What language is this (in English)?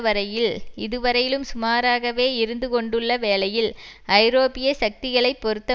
Tamil